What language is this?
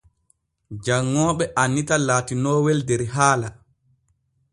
Borgu Fulfulde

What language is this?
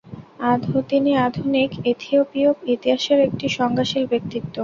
Bangla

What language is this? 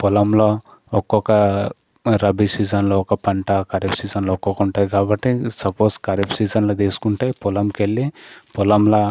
Telugu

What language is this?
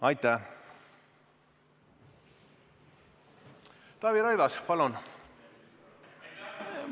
Estonian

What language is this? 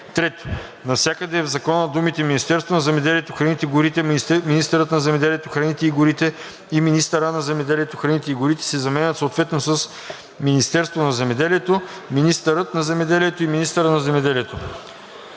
Bulgarian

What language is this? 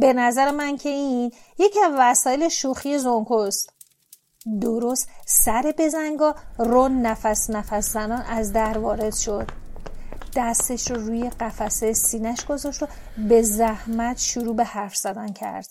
Persian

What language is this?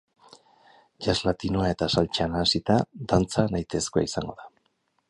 Basque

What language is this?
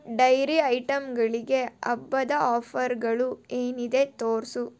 Kannada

